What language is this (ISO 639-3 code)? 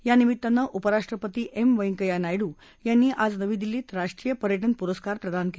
mar